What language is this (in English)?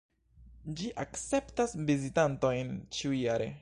Esperanto